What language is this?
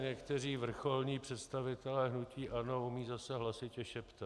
Czech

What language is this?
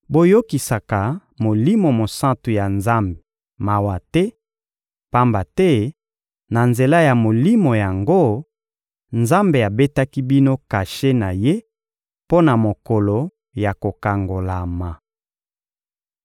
Lingala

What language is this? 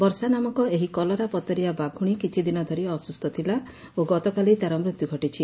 Odia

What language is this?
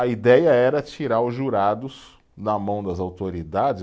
Portuguese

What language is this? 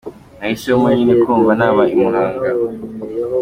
Kinyarwanda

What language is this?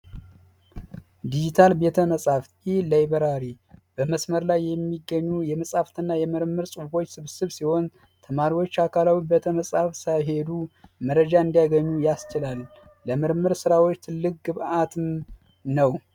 Amharic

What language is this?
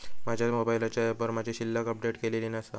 Marathi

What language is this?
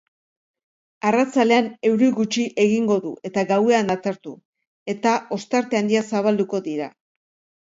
Basque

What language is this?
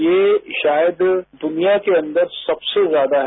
Hindi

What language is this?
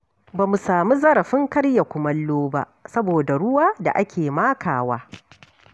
Hausa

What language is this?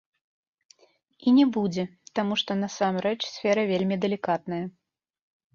Belarusian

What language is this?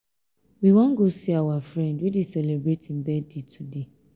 Nigerian Pidgin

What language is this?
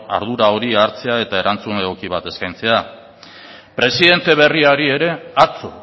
Basque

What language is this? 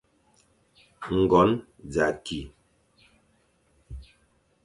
Fang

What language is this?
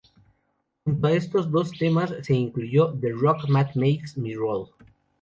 Spanish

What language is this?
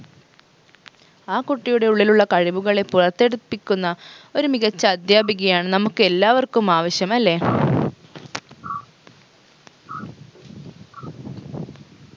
Malayalam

